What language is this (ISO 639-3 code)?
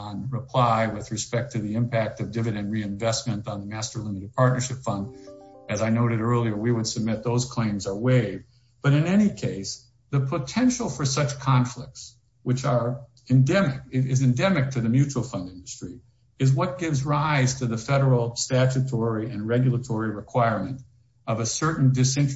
eng